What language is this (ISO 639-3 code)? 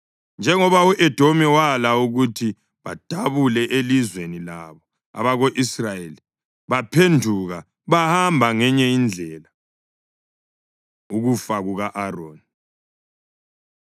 nde